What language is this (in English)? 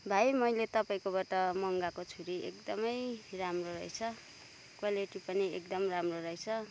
Nepali